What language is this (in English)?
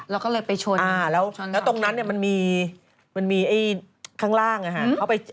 Thai